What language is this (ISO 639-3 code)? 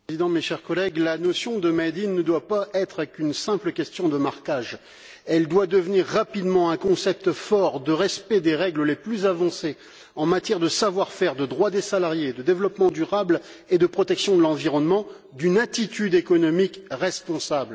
fra